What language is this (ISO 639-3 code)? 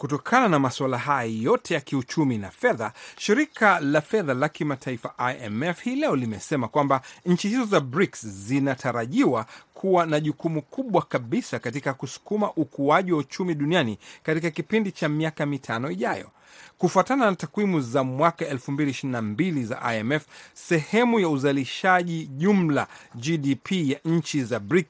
swa